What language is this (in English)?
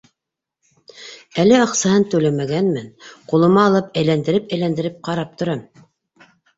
Bashkir